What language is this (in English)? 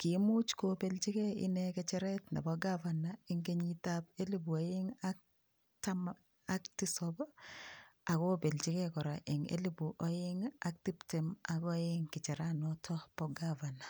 Kalenjin